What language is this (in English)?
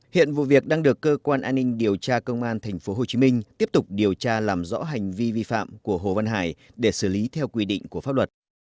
Vietnamese